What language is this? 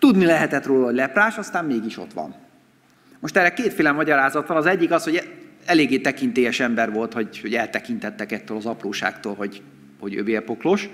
Hungarian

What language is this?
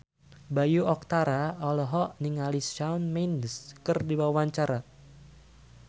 Sundanese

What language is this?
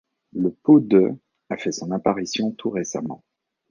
French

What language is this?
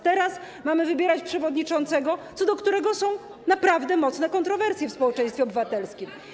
Polish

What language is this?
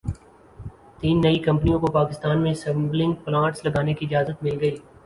Urdu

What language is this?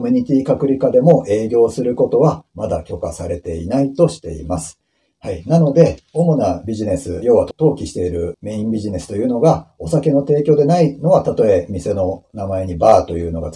Japanese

